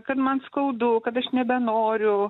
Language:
Lithuanian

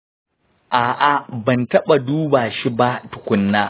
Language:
Hausa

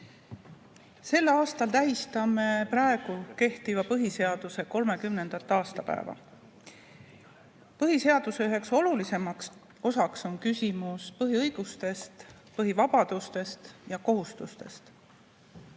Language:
Estonian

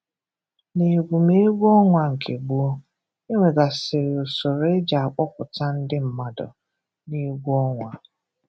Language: Igbo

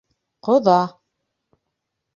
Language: Bashkir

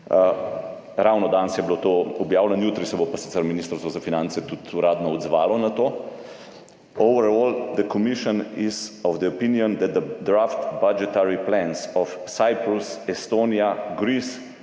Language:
Slovenian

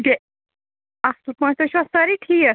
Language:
Kashmiri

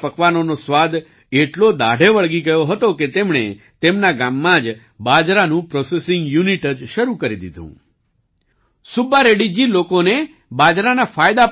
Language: Gujarati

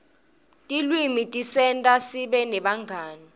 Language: Swati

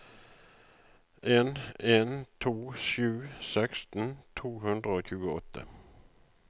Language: Norwegian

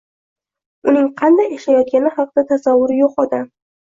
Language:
Uzbek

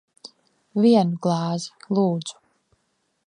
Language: Latvian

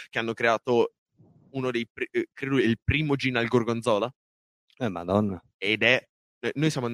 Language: Italian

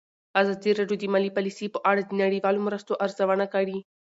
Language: Pashto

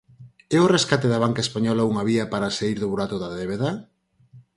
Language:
Galician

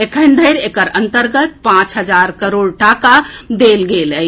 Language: Maithili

